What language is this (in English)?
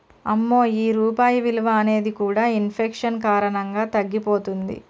Telugu